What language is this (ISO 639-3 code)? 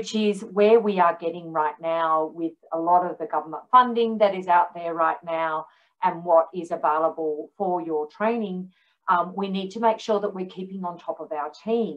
eng